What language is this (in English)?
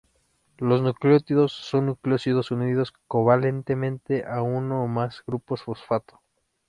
Spanish